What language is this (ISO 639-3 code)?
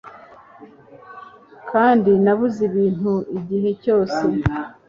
kin